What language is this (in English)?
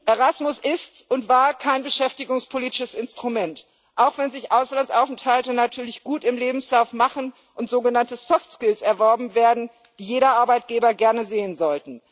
German